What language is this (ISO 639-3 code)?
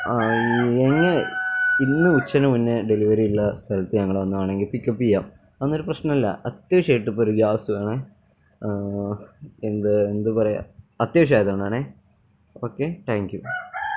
mal